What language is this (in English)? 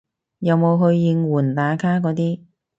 Cantonese